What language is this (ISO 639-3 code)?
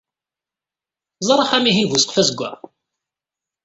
kab